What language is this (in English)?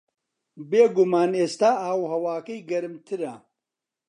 Central Kurdish